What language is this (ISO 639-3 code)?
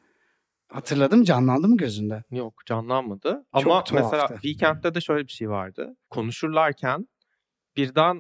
tur